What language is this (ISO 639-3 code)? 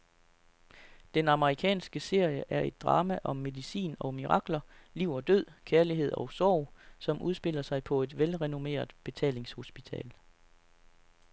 dan